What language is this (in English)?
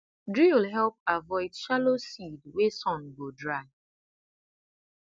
Nigerian Pidgin